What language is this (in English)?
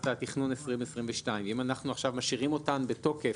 Hebrew